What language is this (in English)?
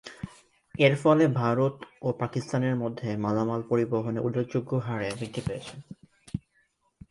Bangla